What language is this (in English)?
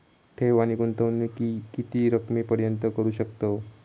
Marathi